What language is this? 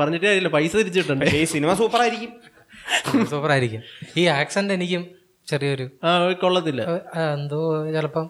Malayalam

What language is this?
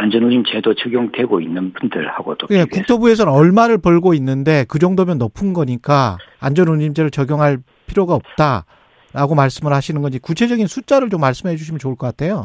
Korean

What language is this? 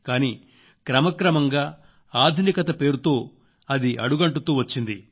Telugu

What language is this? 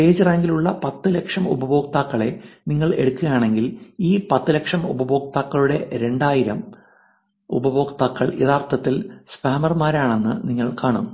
Malayalam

